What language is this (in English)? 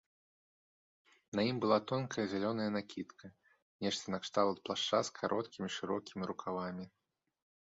Belarusian